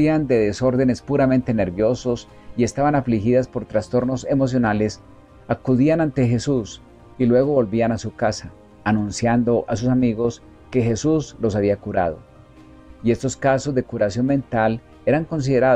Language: Spanish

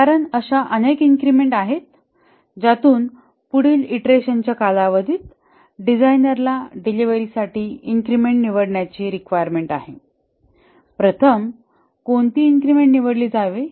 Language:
Marathi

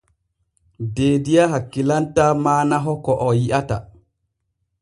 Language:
Borgu Fulfulde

